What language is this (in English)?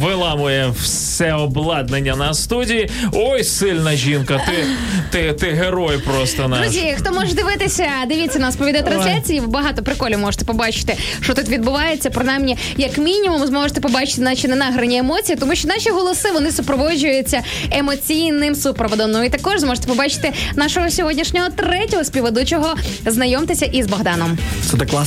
Ukrainian